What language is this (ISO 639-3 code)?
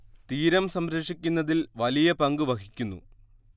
mal